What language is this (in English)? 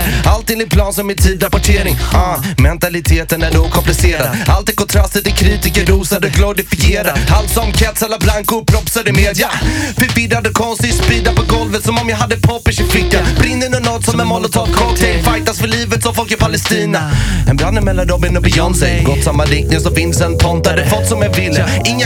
Swedish